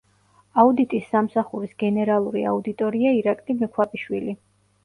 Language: Georgian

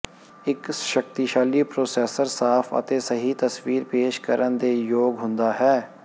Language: Punjabi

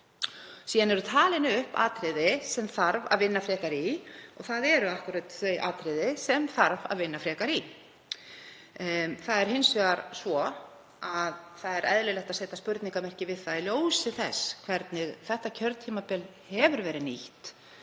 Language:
Icelandic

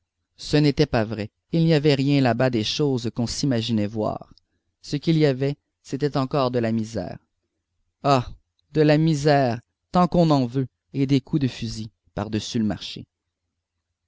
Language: French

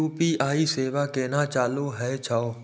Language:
Maithili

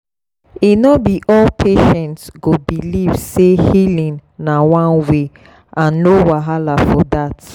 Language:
Nigerian Pidgin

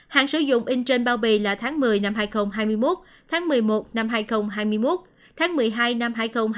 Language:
Vietnamese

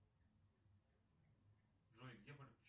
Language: Russian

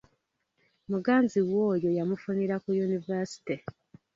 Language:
Ganda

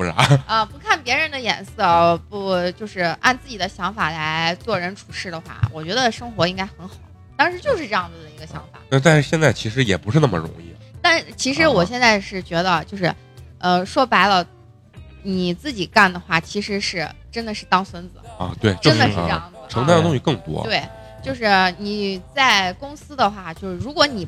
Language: Chinese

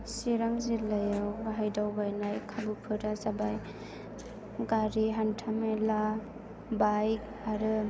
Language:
Bodo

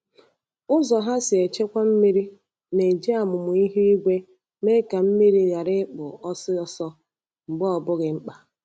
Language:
Igbo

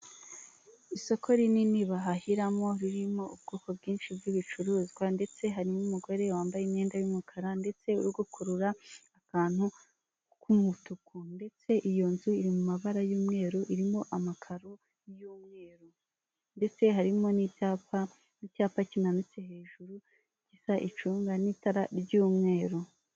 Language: Kinyarwanda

